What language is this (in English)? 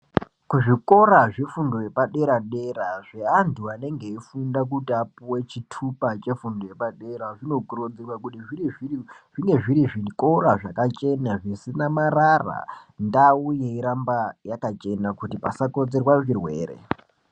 Ndau